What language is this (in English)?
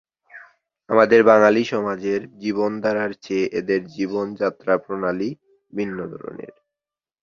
Bangla